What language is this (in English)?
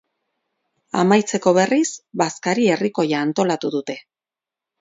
Basque